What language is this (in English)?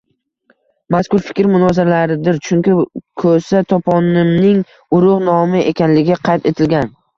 Uzbek